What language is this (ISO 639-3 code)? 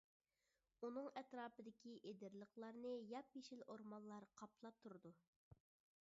uig